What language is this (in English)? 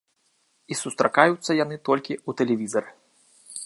Belarusian